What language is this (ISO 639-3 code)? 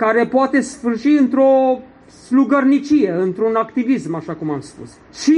ron